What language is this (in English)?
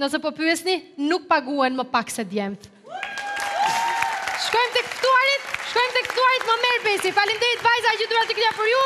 Romanian